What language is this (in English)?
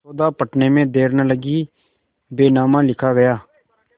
Hindi